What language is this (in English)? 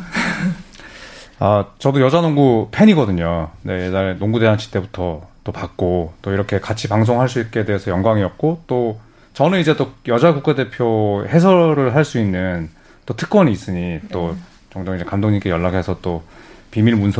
Korean